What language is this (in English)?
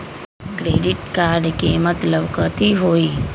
Magahi